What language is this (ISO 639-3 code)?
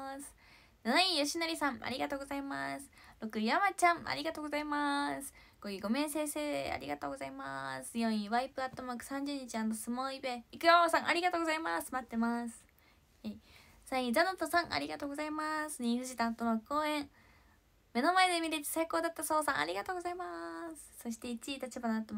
jpn